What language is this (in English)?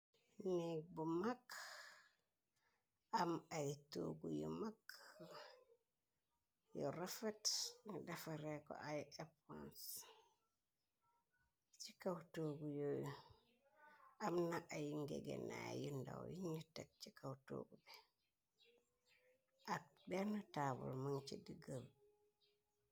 Wolof